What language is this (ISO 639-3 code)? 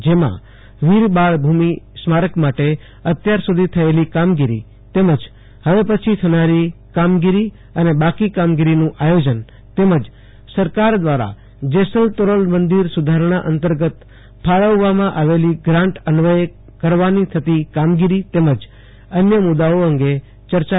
guj